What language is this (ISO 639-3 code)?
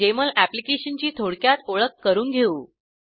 mar